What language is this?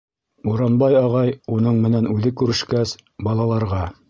Bashkir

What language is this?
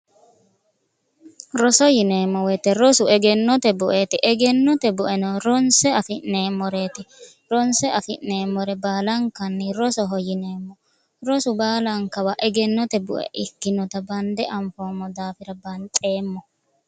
Sidamo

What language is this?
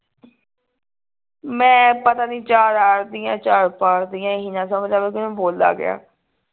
Punjabi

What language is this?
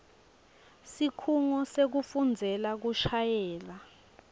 Swati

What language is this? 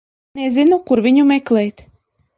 Latvian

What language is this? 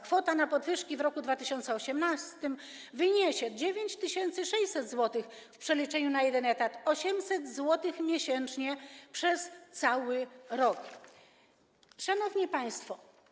Polish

